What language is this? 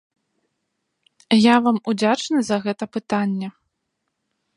Belarusian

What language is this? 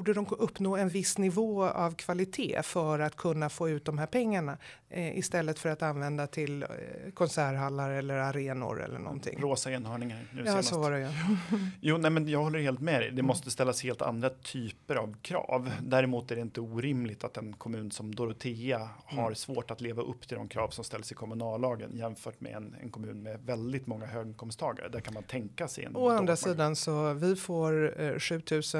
Swedish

